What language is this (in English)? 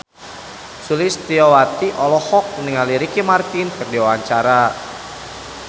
Sundanese